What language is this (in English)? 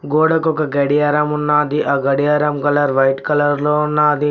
Telugu